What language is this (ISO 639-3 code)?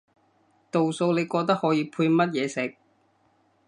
yue